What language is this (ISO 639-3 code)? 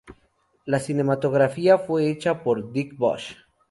spa